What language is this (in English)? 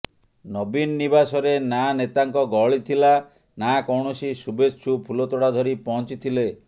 Odia